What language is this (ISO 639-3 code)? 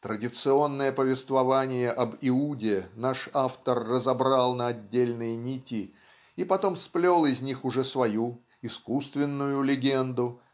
rus